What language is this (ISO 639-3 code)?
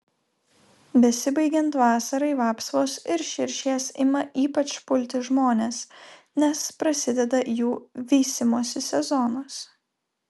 lit